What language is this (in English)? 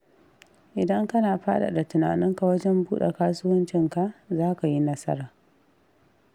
Hausa